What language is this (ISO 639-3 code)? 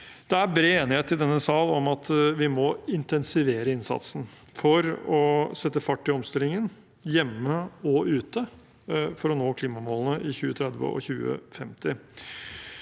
nor